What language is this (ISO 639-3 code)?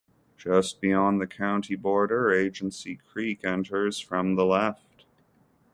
eng